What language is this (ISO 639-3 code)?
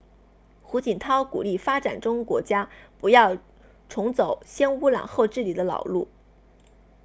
zho